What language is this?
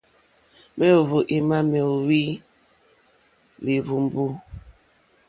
Mokpwe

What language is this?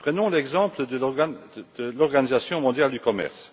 French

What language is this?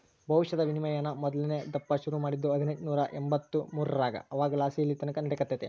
Kannada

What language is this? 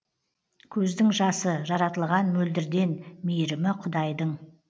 Kazakh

